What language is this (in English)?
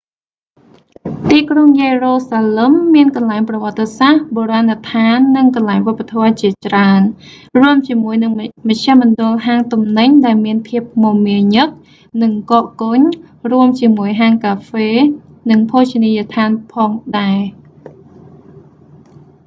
Khmer